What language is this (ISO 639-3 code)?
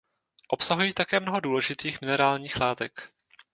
ces